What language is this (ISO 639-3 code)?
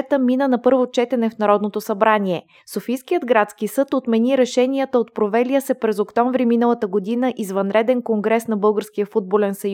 bul